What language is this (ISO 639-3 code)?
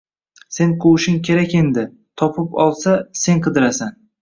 uzb